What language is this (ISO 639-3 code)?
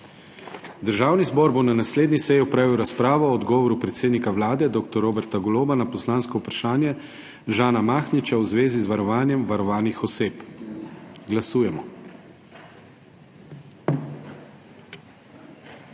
slv